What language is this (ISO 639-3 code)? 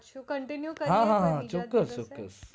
guj